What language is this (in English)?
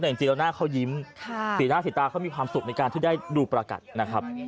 Thai